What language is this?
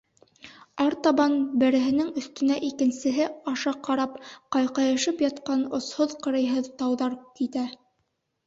Bashkir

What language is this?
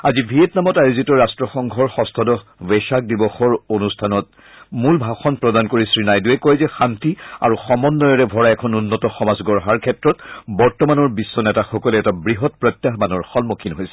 Assamese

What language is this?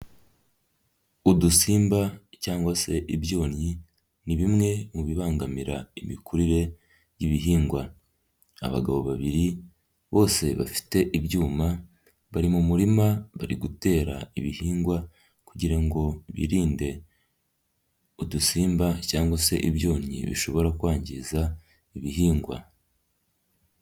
Kinyarwanda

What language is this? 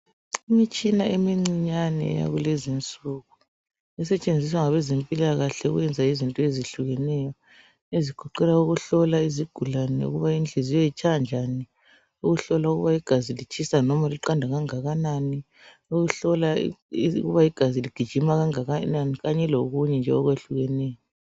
North Ndebele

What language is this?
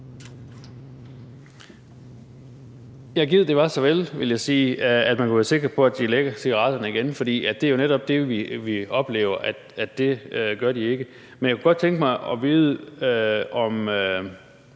Danish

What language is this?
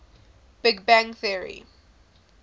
English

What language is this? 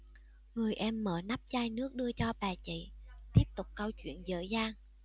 Vietnamese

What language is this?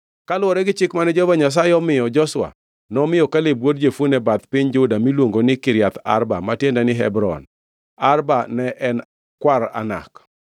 Luo (Kenya and Tanzania)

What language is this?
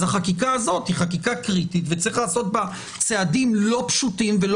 Hebrew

